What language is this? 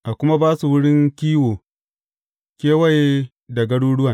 Hausa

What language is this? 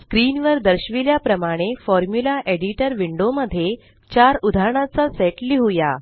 Marathi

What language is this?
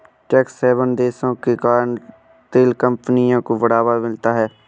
Hindi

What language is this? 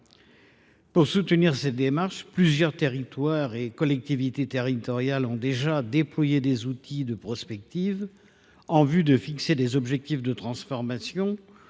French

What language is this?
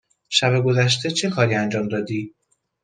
Persian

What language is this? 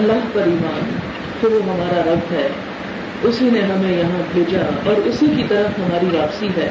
Urdu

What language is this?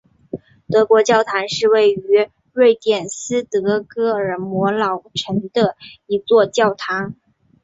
Chinese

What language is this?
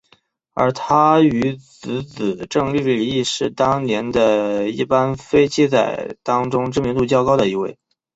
Chinese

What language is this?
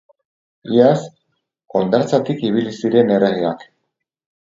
Basque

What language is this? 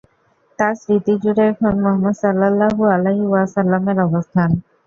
Bangla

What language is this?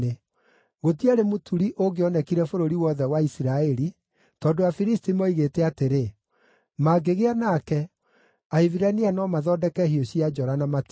Kikuyu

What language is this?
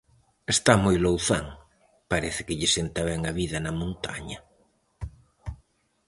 Galician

